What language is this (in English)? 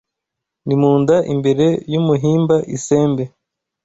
Kinyarwanda